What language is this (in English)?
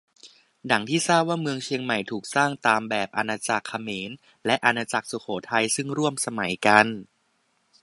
Thai